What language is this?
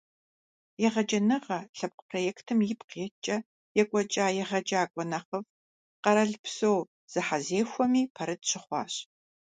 Kabardian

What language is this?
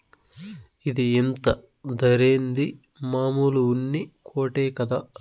Telugu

